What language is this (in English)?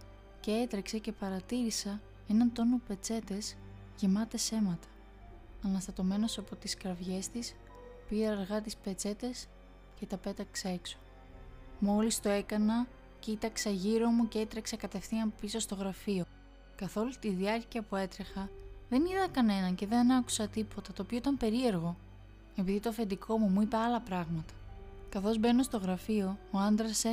Greek